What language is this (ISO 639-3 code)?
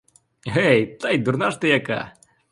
ukr